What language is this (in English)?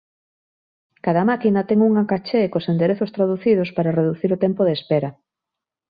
Galician